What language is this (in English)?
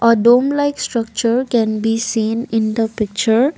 English